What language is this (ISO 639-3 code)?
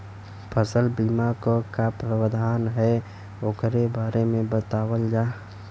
bho